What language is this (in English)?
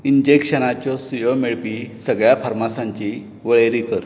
Konkani